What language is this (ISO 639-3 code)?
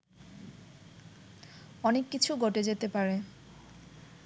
ben